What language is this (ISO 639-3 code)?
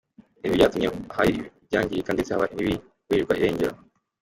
kin